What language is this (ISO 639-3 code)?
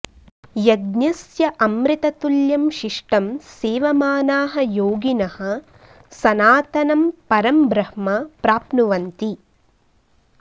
san